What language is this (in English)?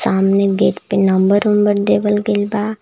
Bhojpuri